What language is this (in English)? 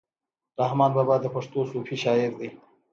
Pashto